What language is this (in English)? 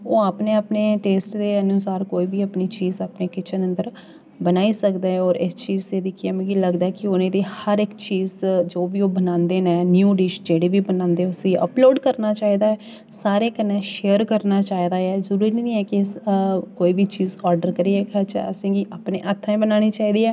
Dogri